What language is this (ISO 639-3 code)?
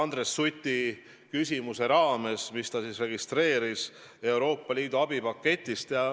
est